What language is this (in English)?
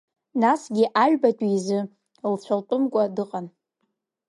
Abkhazian